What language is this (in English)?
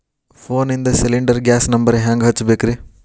Kannada